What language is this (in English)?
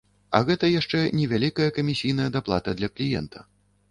Belarusian